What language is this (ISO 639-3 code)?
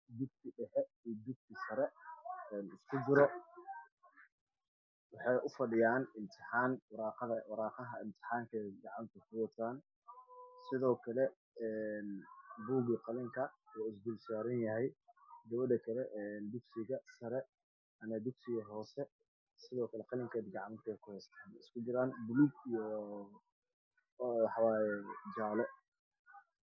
som